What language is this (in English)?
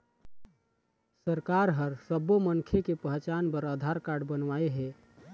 Chhattisgarhi